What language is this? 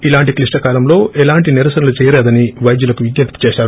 Telugu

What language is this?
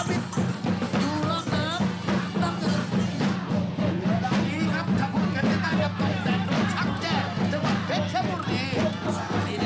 Thai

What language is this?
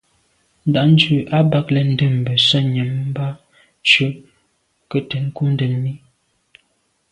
Medumba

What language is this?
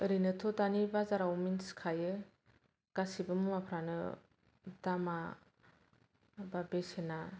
Bodo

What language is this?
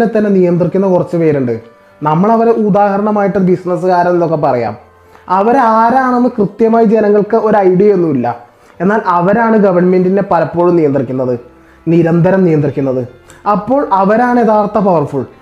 Malayalam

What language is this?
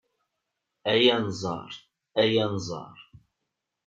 Kabyle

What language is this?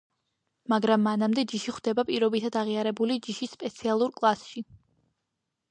Georgian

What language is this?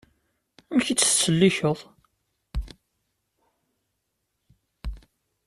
Kabyle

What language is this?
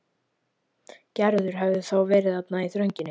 Icelandic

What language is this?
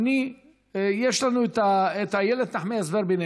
Hebrew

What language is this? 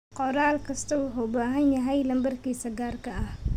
Somali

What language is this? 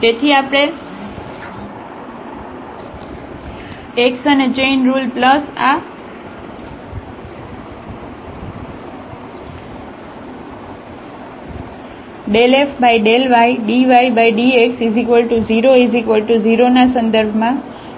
Gujarati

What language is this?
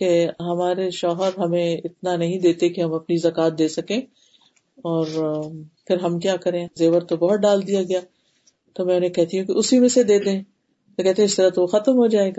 Urdu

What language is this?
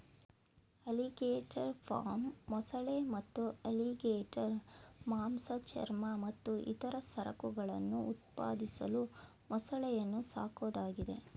Kannada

